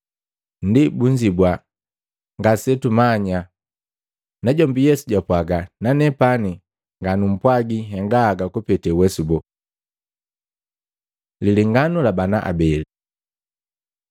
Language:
Matengo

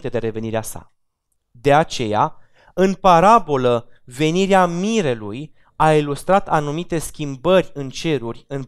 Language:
Romanian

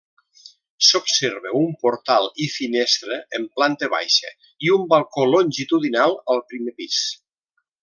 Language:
Catalan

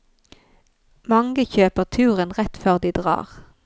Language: Norwegian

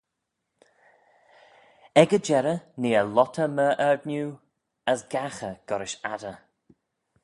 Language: Manx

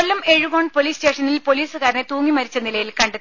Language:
Malayalam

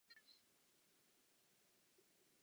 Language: Czech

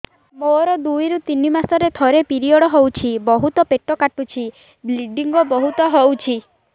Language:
Odia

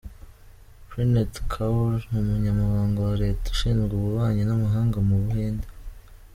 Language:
Kinyarwanda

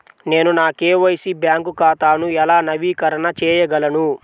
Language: Telugu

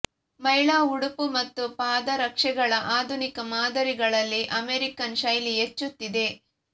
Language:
Kannada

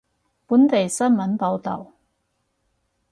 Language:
Cantonese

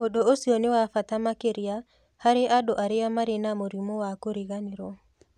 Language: Kikuyu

